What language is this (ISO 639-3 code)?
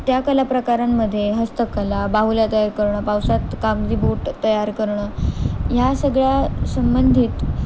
mar